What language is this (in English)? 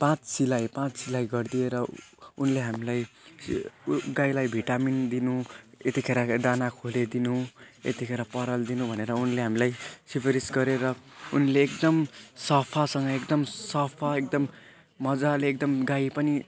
Nepali